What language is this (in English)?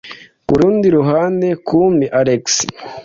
Kinyarwanda